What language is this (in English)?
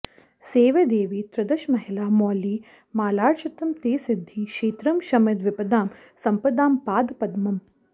Sanskrit